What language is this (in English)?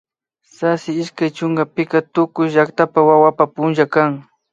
Imbabura Highland Quichua